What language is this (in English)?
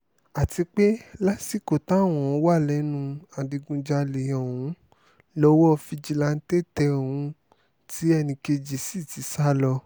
Yoruba